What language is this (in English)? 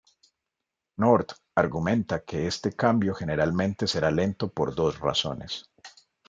Spanish